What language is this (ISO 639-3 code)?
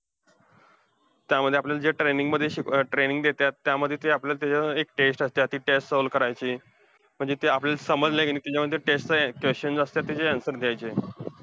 mar